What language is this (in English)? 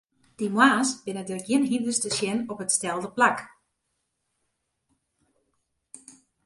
Western Frisian